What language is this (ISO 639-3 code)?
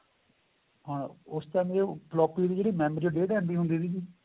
pan